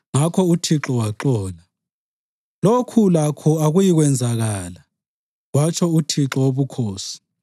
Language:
North Ndebele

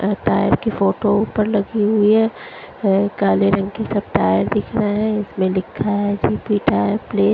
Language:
Hindi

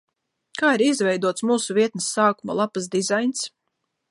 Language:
Latvian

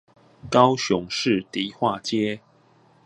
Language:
Chinese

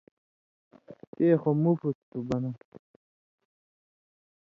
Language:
Indus Kohistani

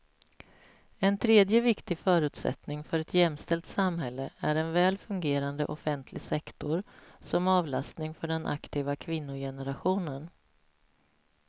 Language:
Swedish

